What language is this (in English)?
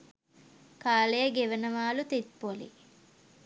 Sinhala